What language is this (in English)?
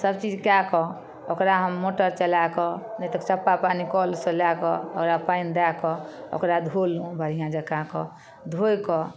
Maithili